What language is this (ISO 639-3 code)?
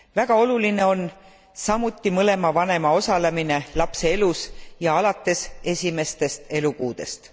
est